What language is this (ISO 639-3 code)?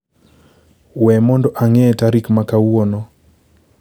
luo